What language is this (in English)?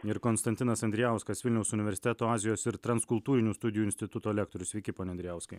Lithuanian